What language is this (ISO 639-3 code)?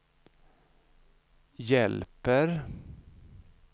swe